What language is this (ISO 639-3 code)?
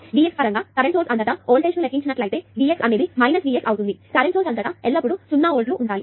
tel